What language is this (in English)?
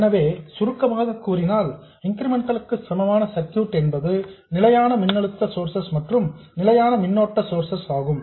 Tamil